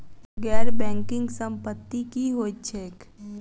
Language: Maithili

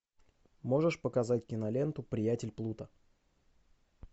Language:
Russian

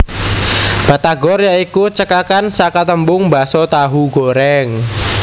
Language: Javanese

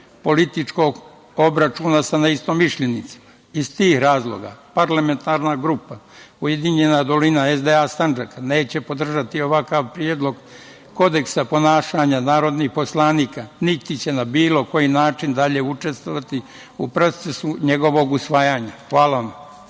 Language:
Serbian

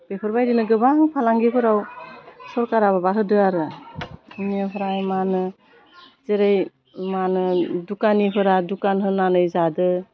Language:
Bodo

